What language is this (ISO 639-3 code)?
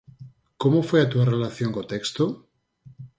glg